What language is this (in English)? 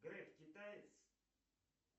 Russian